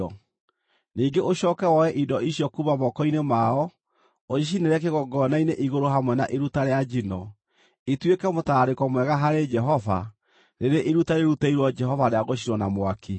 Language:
Kikuyu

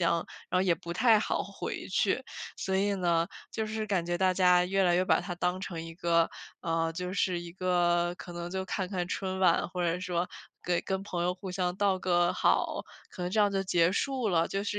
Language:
Chinese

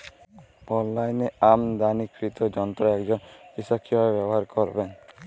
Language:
Bangla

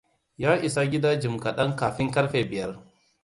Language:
Hausa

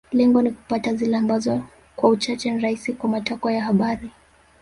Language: Swahili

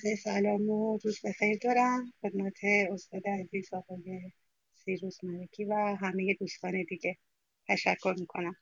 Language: Persian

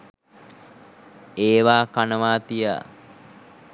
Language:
Sinhala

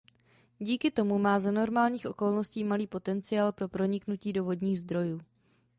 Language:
Czech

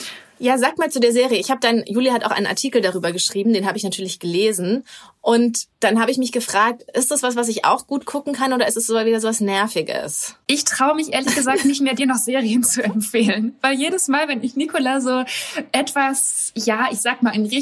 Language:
German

